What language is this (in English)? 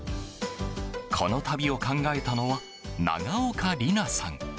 Japanese